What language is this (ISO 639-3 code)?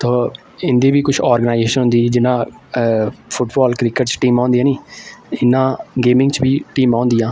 doi